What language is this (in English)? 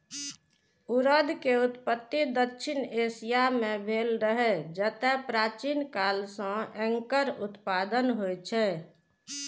Maithili